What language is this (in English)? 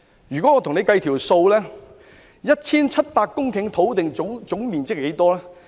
Cantonese